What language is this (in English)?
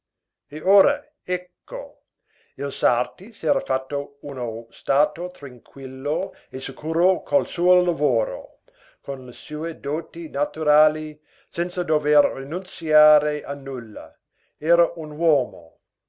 Italian